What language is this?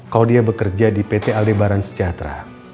Indonesian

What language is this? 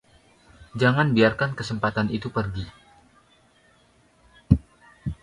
Indonesian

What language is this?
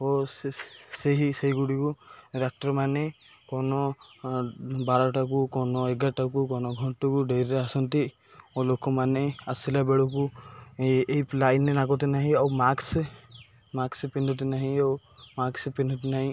Odia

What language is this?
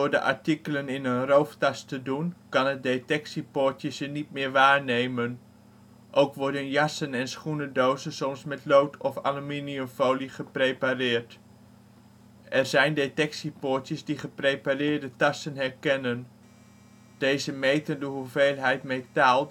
Dutch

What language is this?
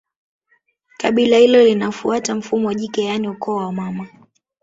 Swahili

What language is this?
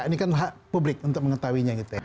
Indonesian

